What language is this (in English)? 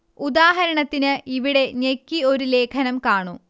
Malayalam